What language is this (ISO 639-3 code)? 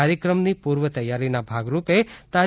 guj